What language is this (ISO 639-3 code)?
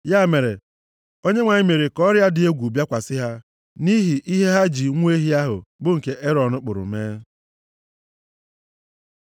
ibo